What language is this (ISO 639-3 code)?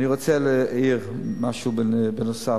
heb